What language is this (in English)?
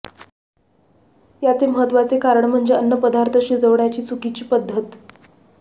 Marathi